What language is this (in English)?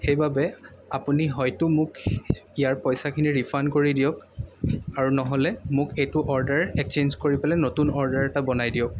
Assamese